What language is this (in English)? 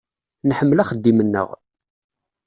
Kabyle